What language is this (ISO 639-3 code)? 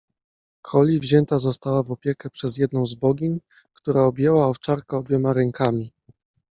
pol